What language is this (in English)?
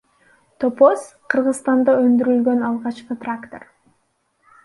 Kyrgyz